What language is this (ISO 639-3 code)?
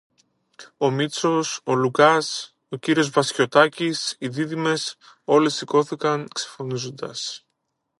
ell